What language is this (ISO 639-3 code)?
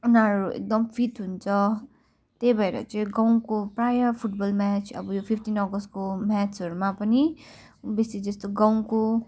nep